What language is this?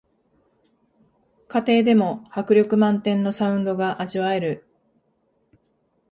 Japanese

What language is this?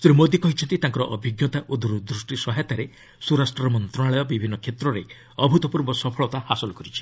Odia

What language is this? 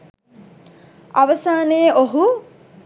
Sinhala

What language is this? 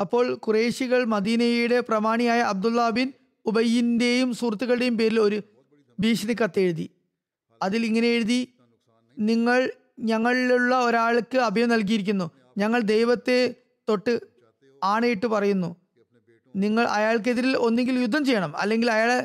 Malayalam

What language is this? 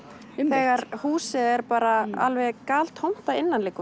Icelandic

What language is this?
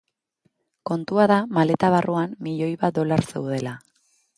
Basque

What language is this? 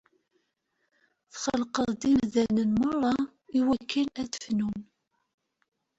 Kabyle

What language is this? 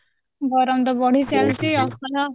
Odia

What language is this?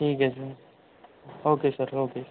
Urdu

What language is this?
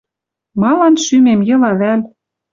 Western Mari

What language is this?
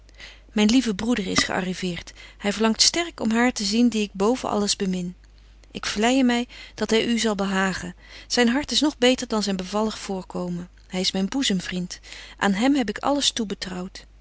Dutch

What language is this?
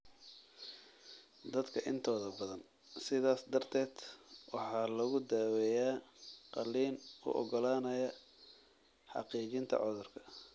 Somali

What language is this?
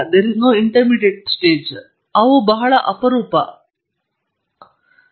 Kannada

